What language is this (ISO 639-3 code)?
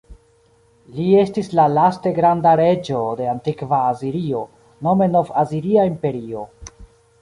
epo